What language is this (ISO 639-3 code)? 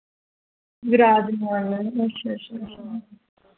doi